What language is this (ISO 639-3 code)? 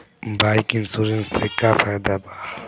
bho